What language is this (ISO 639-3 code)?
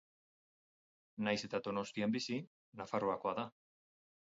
eus